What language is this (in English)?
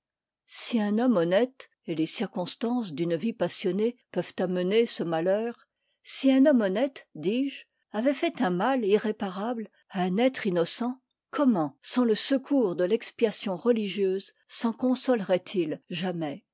French